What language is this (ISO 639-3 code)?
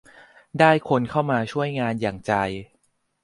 tha